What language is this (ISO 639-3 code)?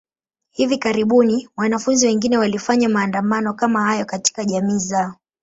swa